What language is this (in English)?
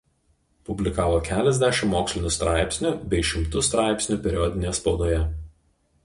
Lithuanian